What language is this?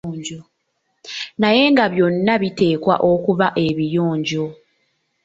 Ganda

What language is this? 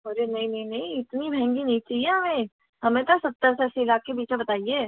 Hindi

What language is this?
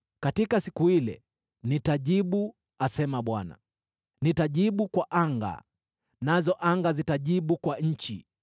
Swahili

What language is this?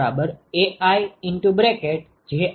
Gujarati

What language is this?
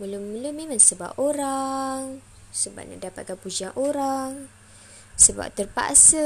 Malay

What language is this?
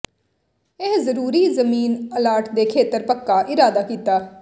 Punjabi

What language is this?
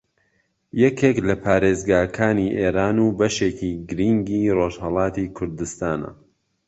Central Kurdish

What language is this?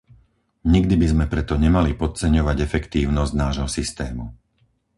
Slovak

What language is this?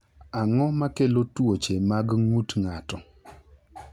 Luo (Kenya and Tanzania)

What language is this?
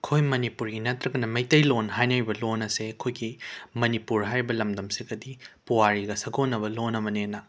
Manipuri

